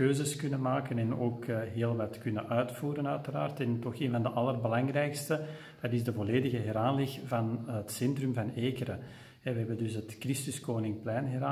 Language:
Dutch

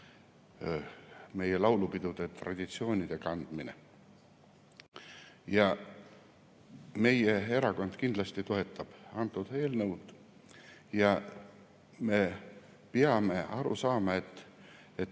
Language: Estonian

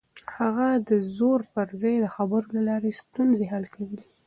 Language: Pashto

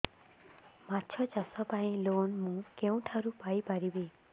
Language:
Odia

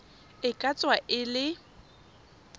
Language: Tswana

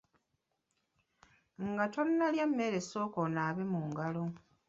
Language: Ganda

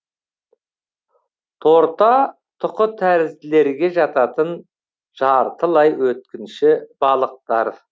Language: Kazakh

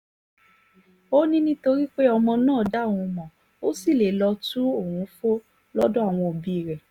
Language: Yoruba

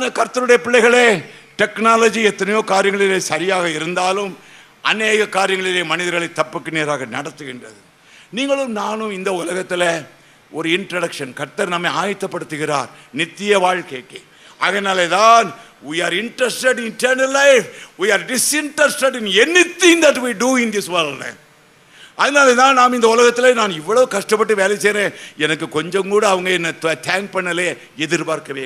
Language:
Tamil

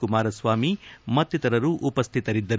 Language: Kannada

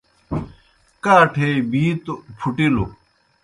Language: Kohistani Shina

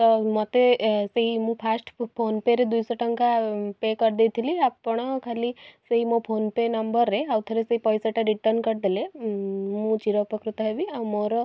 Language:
Odia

